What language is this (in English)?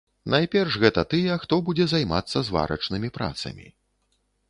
Belarusian